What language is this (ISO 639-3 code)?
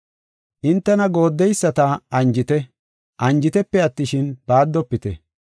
gof